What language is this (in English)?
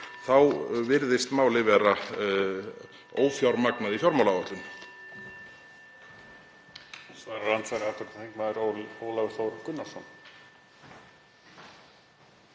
Icelandic